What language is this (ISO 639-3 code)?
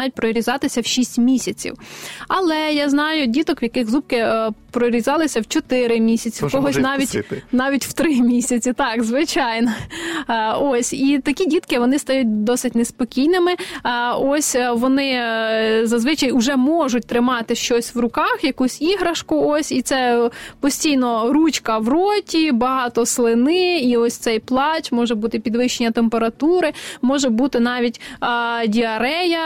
ukr